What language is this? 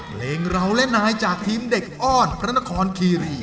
Thai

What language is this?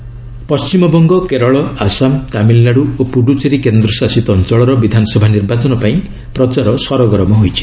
Odia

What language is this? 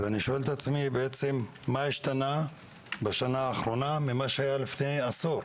Hebrew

